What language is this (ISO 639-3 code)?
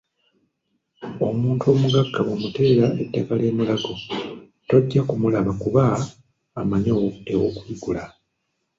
lug